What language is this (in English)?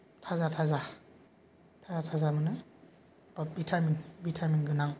Bodo